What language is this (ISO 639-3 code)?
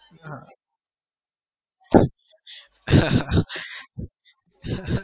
guj